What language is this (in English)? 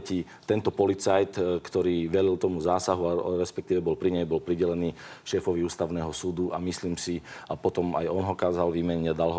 Slovak